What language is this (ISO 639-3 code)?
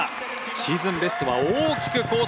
jpn